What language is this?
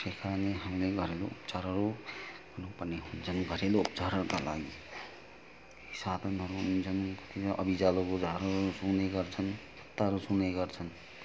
Nepali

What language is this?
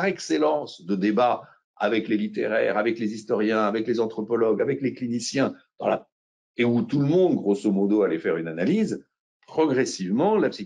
French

